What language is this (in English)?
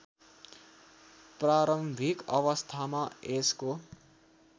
Nepali